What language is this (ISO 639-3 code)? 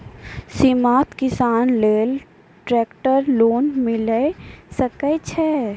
mai